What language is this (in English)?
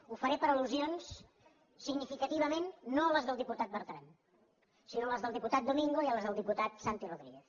Catalan